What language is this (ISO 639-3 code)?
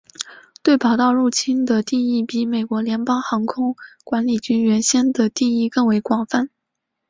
zho